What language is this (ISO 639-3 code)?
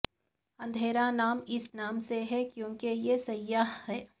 urd